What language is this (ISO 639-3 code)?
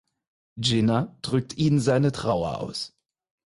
deu